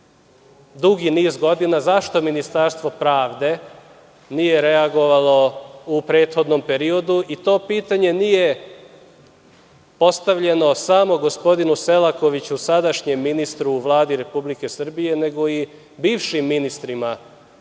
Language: Serbian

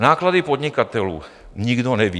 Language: Czech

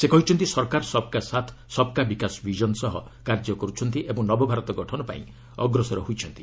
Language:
Odia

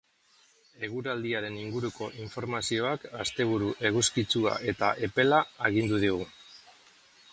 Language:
Basque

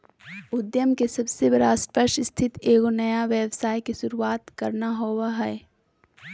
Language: Magahi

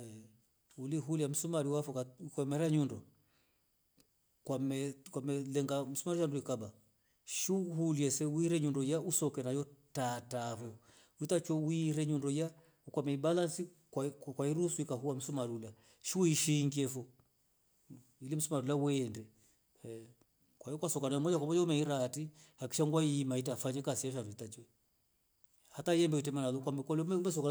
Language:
Rombo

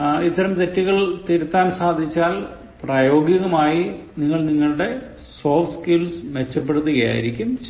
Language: Malayalam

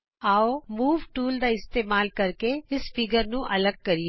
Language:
Punjabi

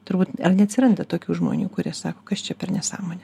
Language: Lithuanian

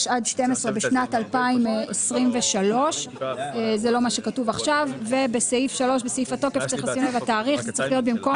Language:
Hebrew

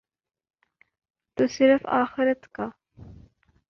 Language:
Urdu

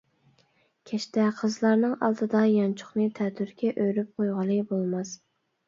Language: Uyghur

